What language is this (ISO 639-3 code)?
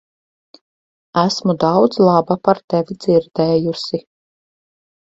lav